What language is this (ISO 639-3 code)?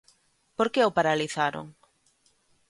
glg